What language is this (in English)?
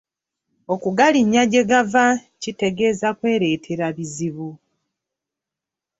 Ganda